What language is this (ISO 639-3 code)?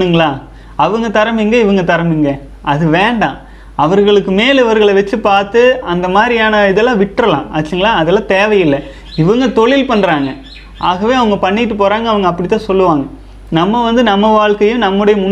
tam